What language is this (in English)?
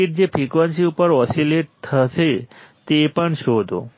Gujarati